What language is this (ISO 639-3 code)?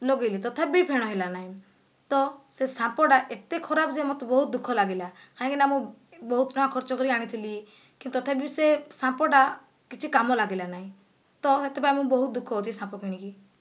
ori